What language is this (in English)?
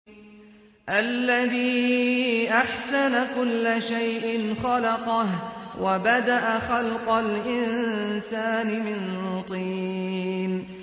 Arabic